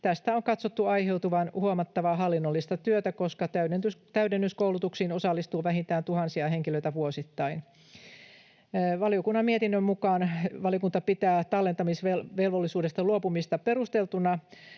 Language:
Finnish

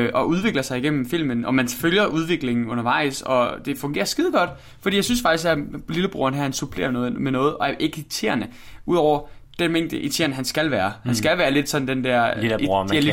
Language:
Danish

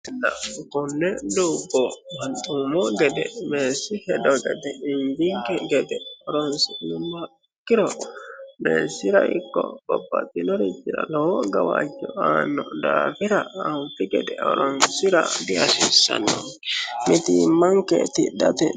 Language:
Sidamo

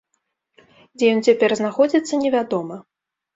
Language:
Belarusian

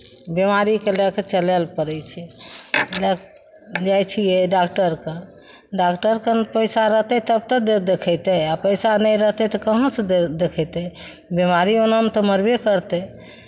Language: Maithili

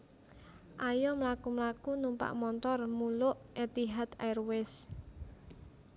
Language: Javanese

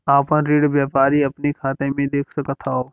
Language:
Bhojpuri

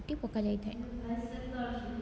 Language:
Odia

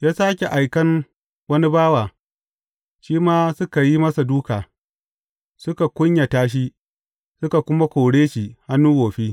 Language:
Hausa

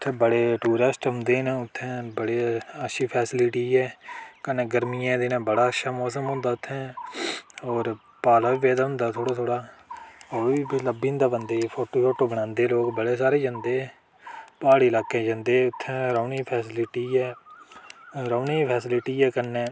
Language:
Dogri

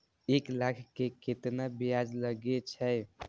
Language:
Maithili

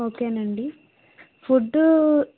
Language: Telugu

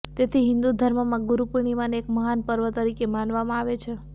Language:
Gujarati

